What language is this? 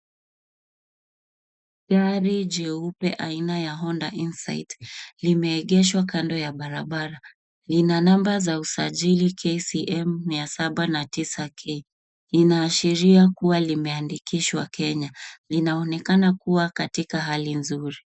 Swahili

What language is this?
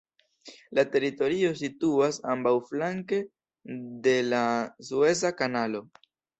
Esperanto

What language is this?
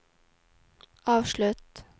Norwegian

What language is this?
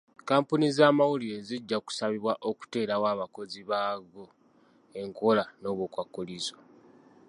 Ganda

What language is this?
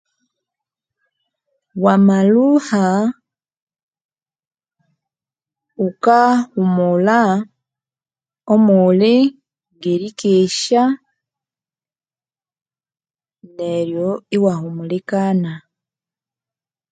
Konzo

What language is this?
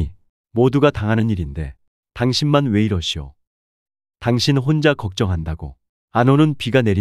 Korean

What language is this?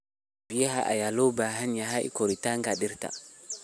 Somali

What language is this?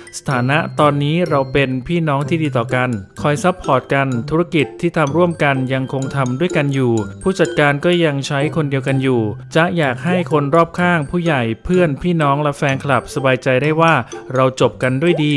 Thai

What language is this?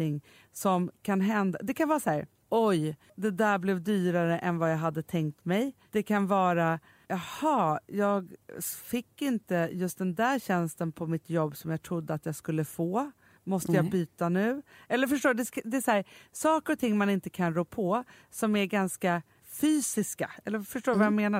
Swedish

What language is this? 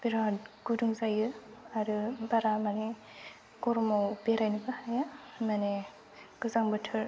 Bodo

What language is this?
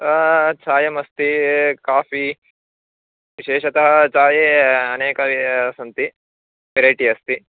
Sanskrit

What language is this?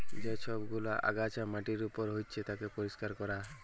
Bangla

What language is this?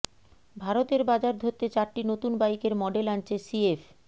Bangla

